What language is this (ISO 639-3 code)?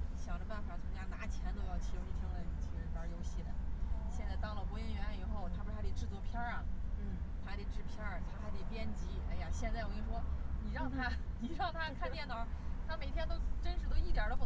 zho